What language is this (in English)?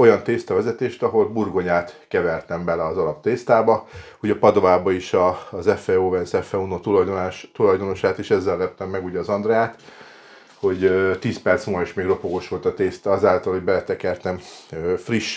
Hungarian